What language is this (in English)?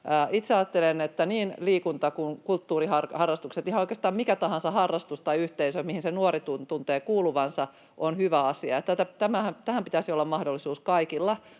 Finnish